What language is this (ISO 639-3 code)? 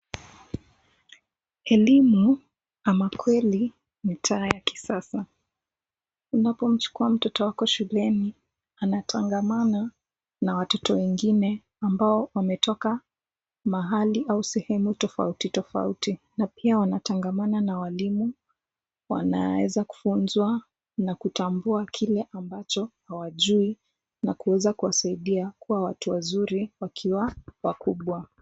swa